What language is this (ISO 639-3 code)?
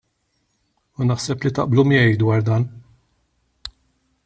mlt